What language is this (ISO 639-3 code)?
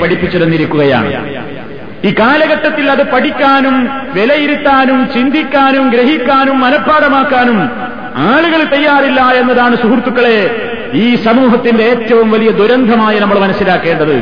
mal